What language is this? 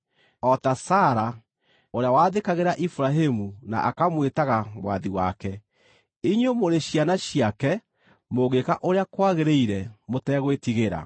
Kikuyu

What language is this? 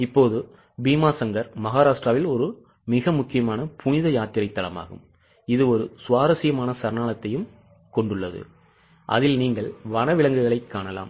Tamil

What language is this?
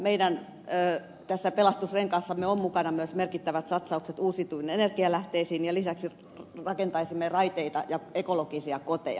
Finnish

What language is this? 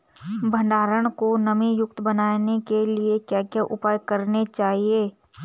Hindi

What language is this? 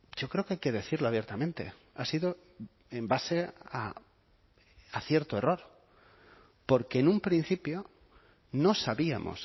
Spanish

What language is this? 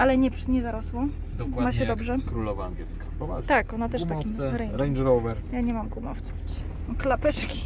Polish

